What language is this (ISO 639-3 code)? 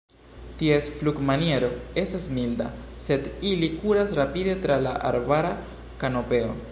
epo